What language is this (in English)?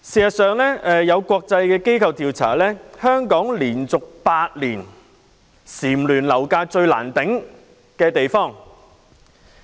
Cantonese